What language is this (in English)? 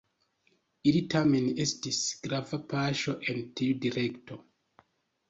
Esperanto